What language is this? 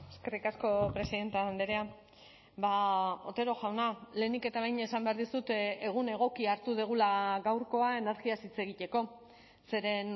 Basque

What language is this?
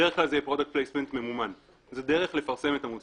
Hebrew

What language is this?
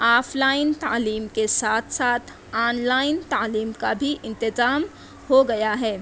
Urdu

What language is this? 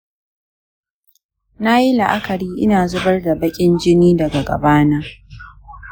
Hausa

